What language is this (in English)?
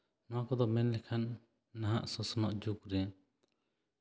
Santali